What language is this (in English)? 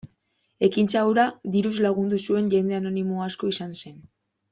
Basque